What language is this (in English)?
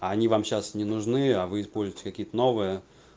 Russian